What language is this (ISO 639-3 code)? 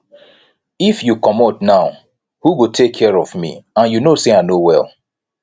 pcm